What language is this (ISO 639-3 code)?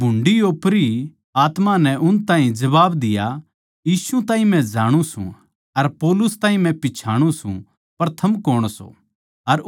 bgc